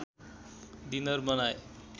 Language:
Nepali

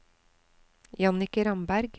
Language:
Norwegian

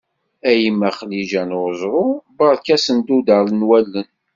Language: Kabyle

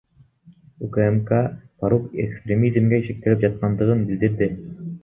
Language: Kyrgyz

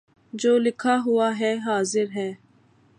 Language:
Urdu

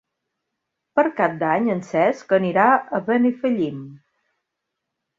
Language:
Catalan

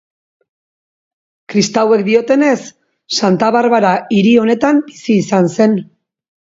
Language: Basque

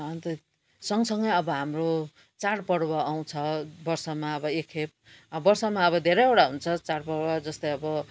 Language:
Nepali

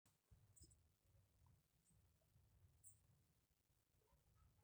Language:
Masai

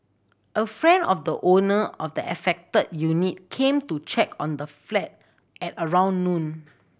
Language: English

